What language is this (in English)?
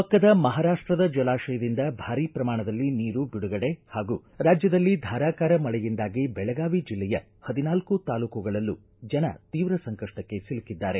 Kannada